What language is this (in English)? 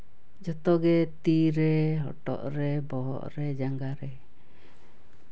Santali